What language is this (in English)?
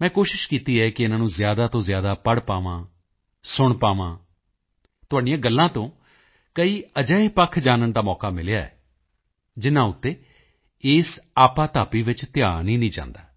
Punjabi